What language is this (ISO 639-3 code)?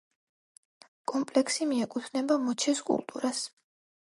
kat